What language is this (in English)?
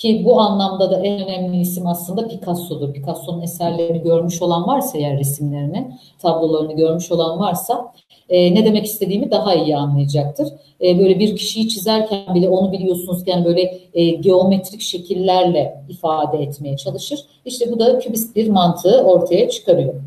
Turkish